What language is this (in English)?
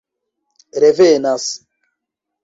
Esperanto